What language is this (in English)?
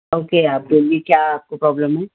Urdu